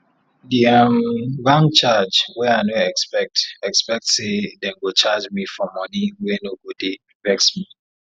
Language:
Nigerian Pidgin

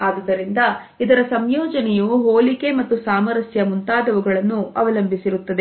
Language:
Kannada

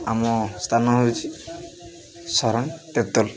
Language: Odia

